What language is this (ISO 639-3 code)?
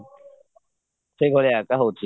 ori